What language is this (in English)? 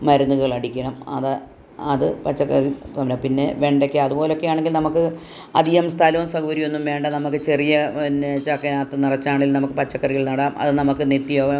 Malayalam